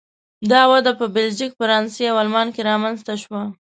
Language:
Pashto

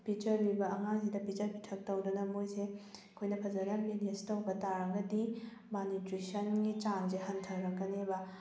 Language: Manipuri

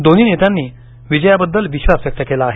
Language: Marathi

